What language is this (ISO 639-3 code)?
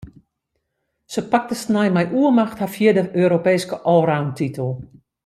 fry